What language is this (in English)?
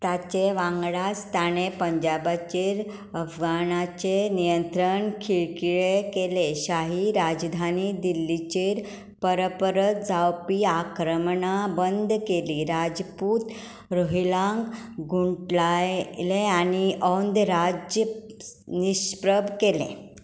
Konkani